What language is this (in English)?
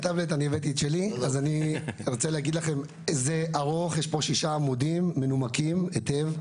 Hebrew